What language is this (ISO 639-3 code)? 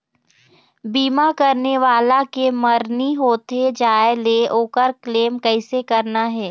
hne